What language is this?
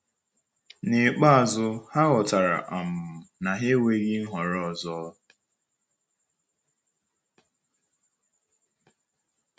Igbo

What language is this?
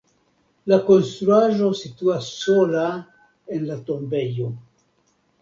Esperanto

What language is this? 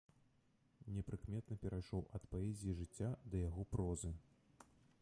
Belarusian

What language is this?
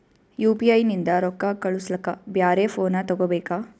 Kannada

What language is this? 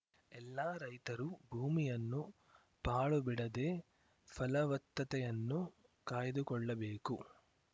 Kannada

